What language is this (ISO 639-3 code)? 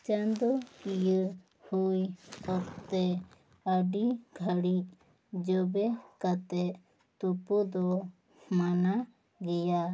sat